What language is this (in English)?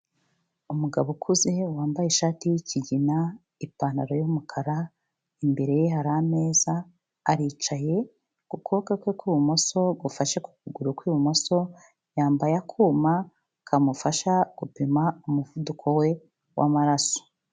Kinyarwanda